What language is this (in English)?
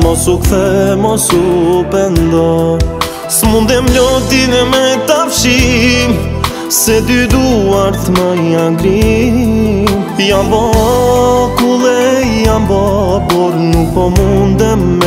Romanian